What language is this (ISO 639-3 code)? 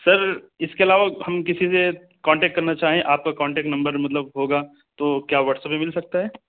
urd